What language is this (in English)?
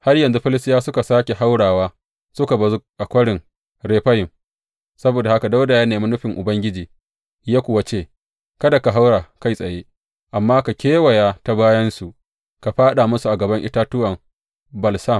Hausa